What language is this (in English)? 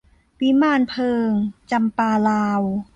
Thai